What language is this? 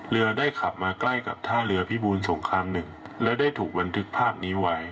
Thai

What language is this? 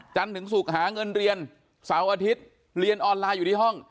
Thai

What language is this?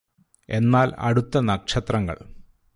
Malayalam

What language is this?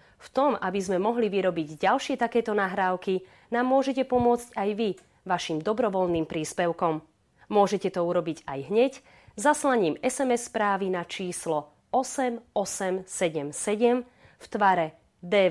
Slovak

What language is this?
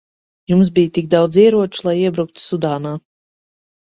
Latvian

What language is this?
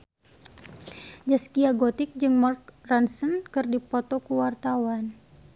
Sundanese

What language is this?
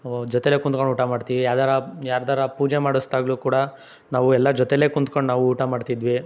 Kannada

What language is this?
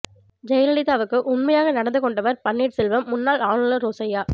Tamil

